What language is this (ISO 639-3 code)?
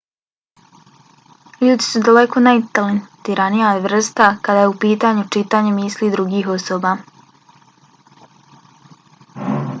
bos